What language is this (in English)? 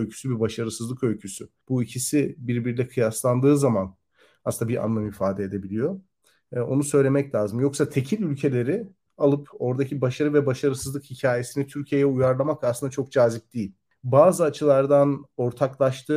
Turkish